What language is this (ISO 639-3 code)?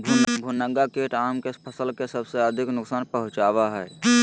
mag